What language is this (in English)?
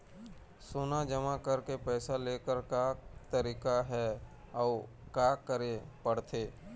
Chhattisgarhi